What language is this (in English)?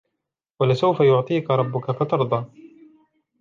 Arabic